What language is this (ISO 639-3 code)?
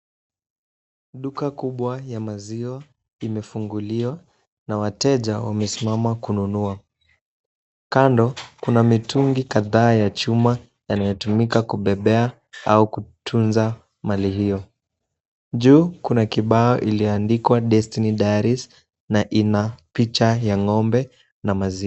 swa